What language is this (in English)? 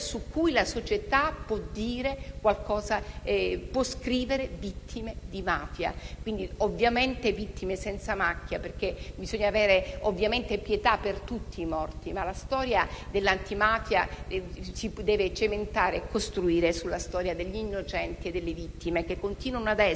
Italian